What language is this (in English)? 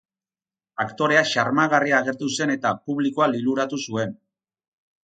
Basque